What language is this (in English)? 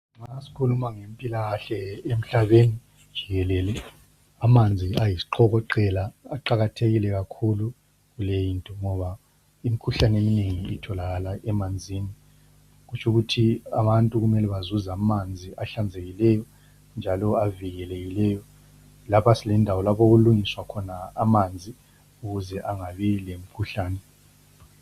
North Ndebele